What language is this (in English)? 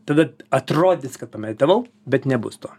Lithuanian